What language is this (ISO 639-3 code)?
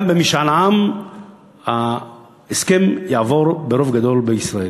heb